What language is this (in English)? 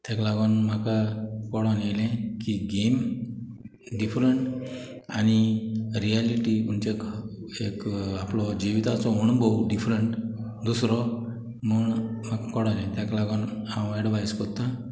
Konkani